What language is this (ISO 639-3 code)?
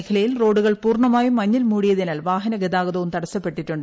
mal